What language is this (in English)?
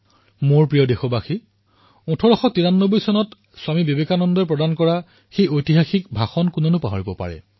Assamese